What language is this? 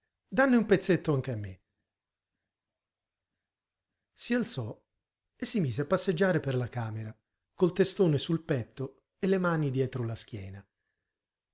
Italian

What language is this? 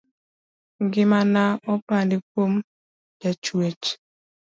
Luo (Kenya and Tanzania)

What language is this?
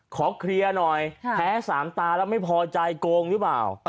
Thai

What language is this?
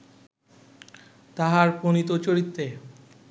Bangla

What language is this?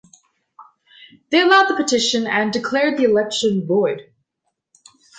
English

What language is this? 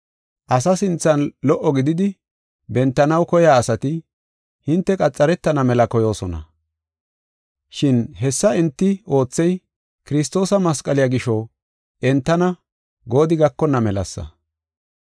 Gofa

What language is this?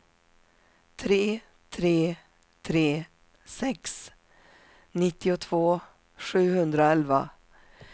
Swedish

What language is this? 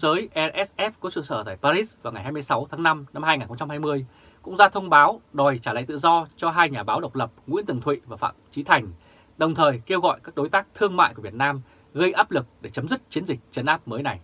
Vietnamese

